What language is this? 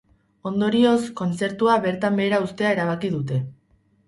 Basque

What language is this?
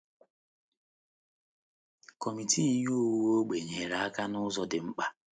Igbo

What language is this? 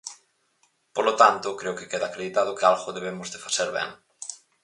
Galician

